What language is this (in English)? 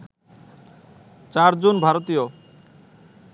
Bangla